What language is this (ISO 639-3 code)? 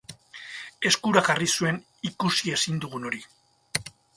eus